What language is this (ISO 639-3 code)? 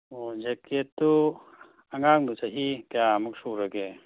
mni